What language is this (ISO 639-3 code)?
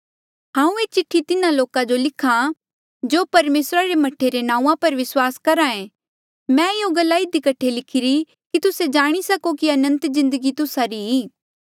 mjl